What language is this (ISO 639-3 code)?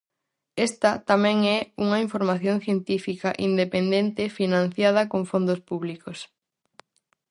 glg